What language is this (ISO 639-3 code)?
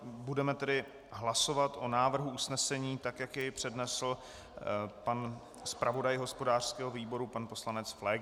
ces